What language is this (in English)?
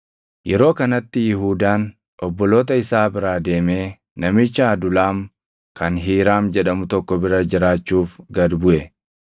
Oromo